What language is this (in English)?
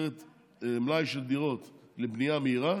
Hebrew